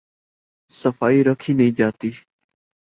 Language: Urdu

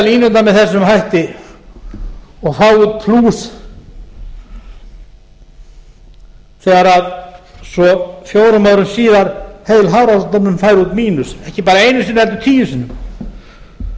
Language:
Icelandic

